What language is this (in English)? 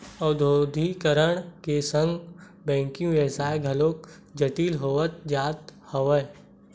Chhattisgarhi